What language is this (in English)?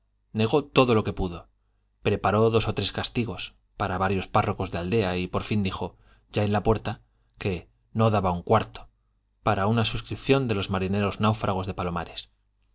Spanish